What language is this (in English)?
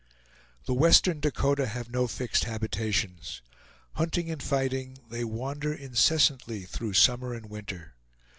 English